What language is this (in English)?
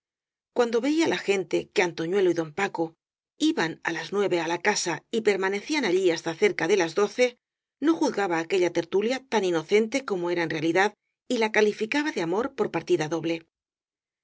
Spanish